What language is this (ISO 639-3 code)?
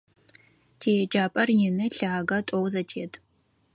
ady